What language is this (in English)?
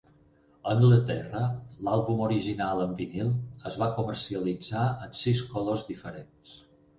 Catalan